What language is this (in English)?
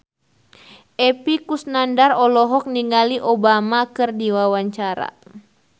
Sundanese